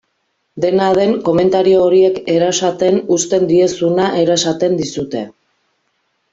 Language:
Basque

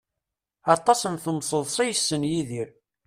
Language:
Kabyle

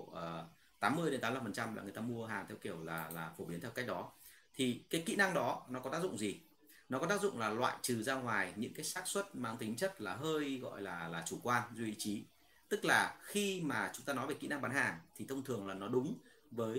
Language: Vietnamese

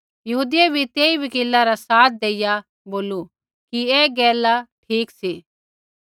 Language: Kullu Pahari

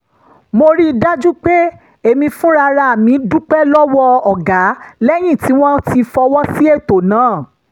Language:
Yoruba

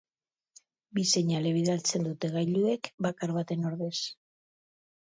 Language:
Basque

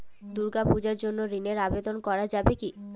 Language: Bangla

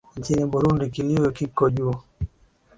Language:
Swahili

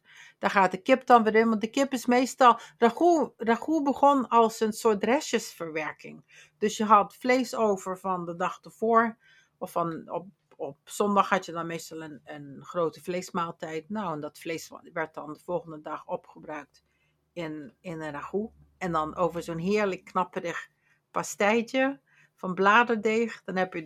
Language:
Dutch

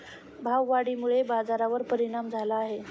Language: Marathi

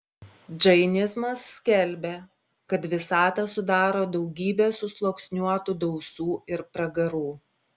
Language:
Lithuanian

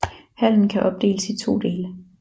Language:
Danish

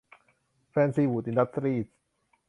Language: Thai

